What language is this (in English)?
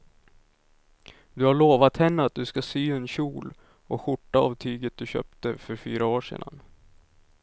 Swedish